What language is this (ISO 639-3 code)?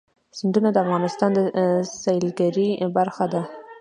pus